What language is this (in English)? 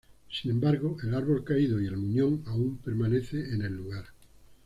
Spanish